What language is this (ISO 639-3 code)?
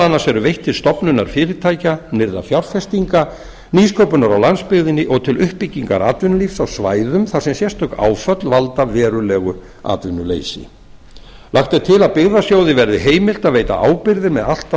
isl